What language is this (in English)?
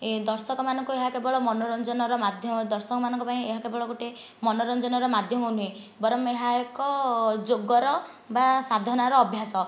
Odia